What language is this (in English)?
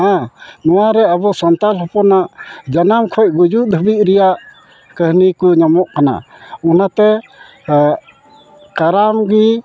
Santali